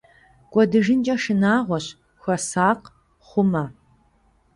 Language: Kabardian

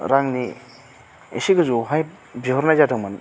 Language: Bodo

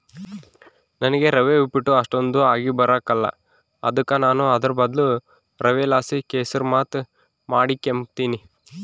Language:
Kannada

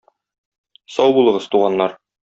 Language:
Tatar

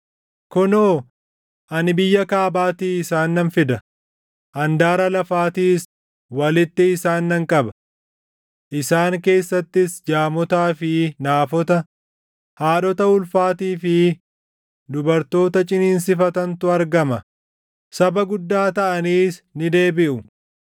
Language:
Oromo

